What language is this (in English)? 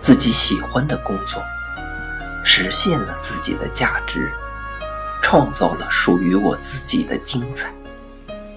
Chinese